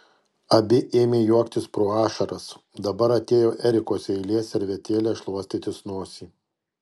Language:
Lithuanian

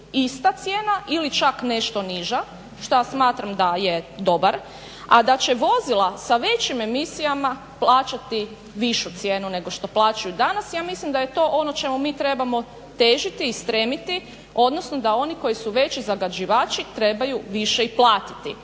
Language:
Croatian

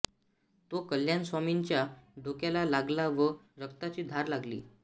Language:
Marathi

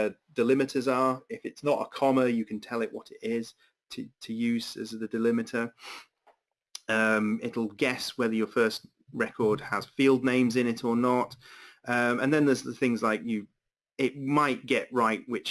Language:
English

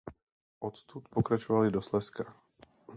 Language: Czech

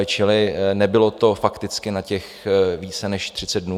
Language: Czech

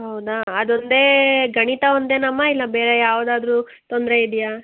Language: Kannada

